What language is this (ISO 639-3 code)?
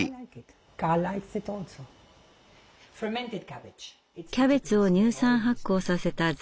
jpn